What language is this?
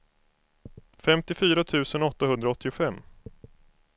Swedish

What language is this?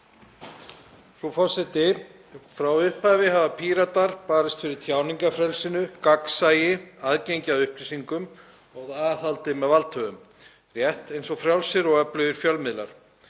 Icelandic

